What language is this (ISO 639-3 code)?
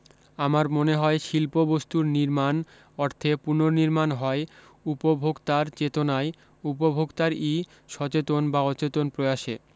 ben